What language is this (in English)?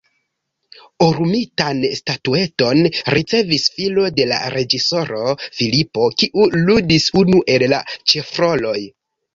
Esperanto